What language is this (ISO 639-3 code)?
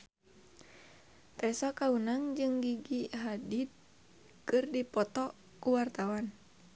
sun